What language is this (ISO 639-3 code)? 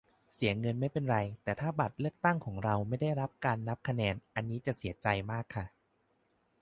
tha